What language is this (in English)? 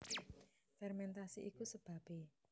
Javanese